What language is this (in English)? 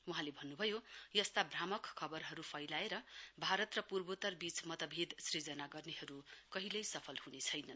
Nepali